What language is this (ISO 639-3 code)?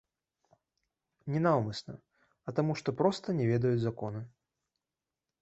bel